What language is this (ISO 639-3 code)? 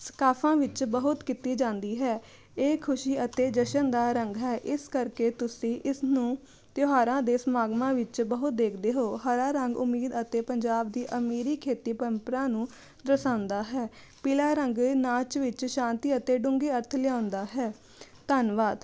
pan